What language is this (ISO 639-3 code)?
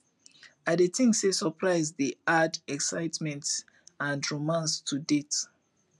pcm